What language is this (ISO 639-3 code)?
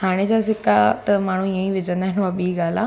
snd